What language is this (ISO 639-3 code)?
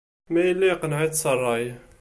kab